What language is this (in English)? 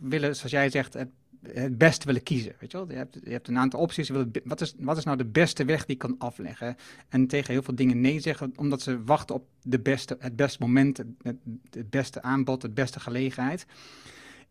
Dutch